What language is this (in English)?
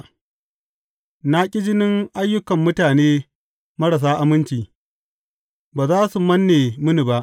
Hausa